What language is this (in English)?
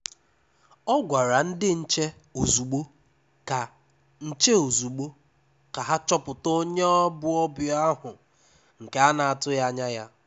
Igbo